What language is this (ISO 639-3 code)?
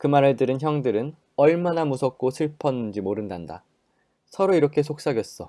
kor